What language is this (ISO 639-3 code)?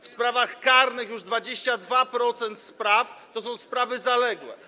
pol